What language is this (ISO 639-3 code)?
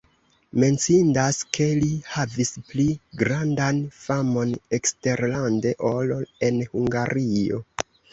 epo